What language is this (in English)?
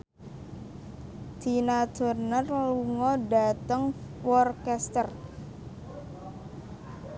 Javanese